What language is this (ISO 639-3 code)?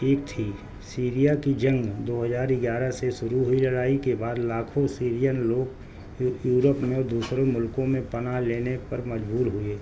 urd